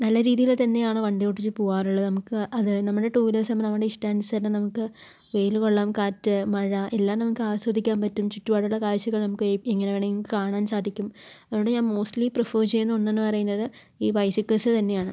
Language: Malayalam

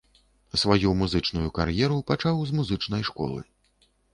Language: Belarusian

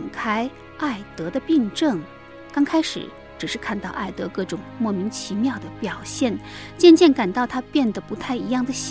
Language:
Chinese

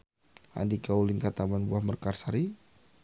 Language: Sundanese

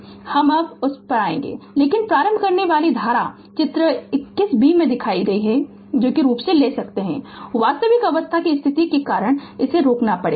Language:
Hindi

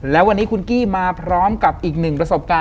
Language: Thai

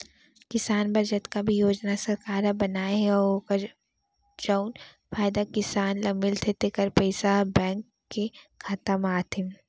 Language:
Chhattisgarhi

